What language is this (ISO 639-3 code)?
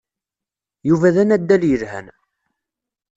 kab